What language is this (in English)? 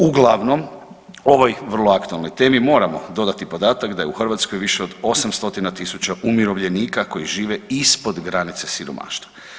Croatian